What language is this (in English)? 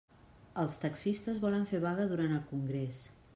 Catalan